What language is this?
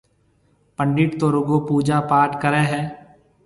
Marwari (Pakistan)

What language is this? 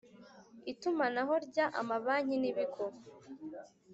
Kinyarwanda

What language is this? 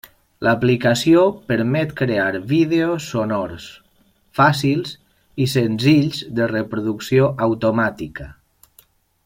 Catalan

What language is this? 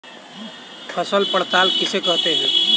Hindi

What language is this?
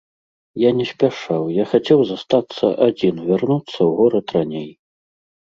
Belarusian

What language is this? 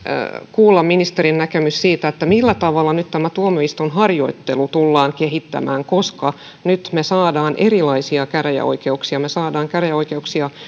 Finnish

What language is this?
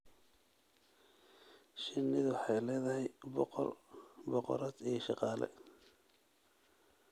Somali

